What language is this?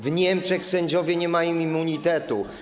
Polish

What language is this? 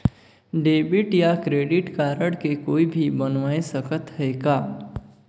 Chhattisgarhi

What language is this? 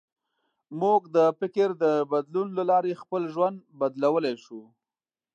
Pashto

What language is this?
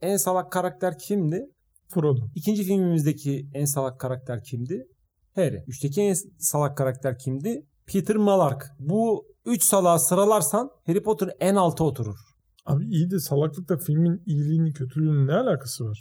Turkish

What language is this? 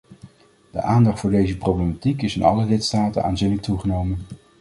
Dutch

